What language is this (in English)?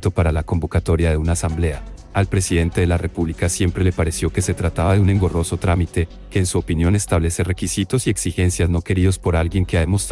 Spanish